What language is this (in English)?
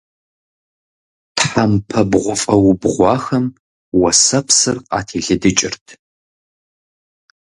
Kabardian